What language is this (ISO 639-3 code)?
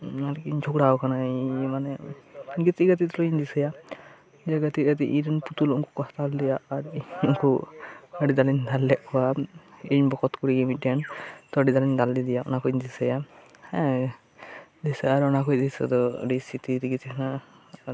sat